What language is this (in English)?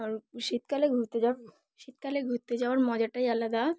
Bangla